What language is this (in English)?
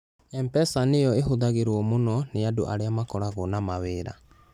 Kikuyu